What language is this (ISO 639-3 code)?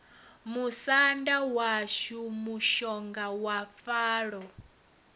ven